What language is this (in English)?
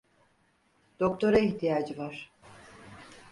Turkish